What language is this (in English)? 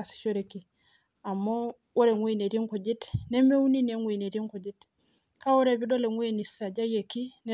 Masai